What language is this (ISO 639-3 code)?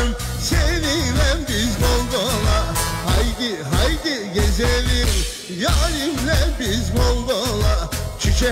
ara